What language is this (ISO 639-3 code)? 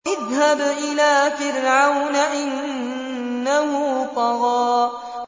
ara